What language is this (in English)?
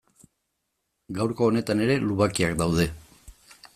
Basque